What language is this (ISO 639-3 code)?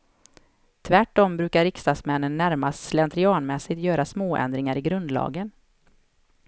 swe